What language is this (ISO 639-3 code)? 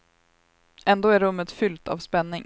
swe